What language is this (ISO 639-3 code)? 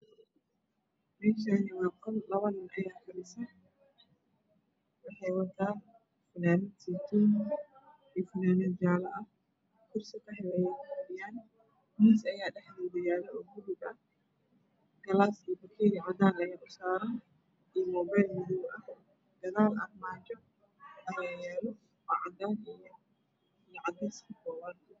som